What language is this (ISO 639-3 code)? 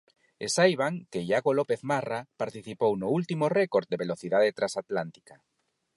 glg